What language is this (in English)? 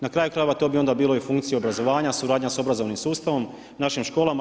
Croatian